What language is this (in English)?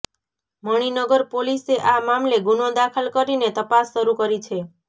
Gujarati